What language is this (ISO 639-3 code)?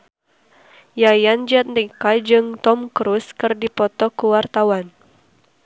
sun